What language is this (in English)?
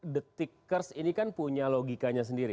Indonesian